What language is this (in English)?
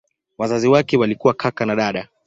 Swahili